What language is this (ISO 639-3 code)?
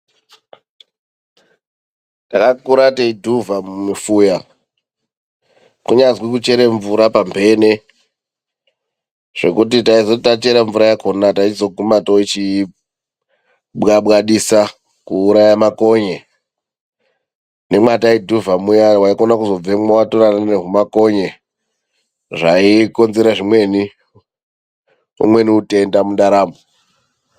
ndc